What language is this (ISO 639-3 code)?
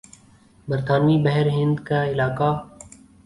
urd